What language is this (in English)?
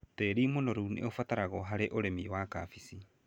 Kikuyu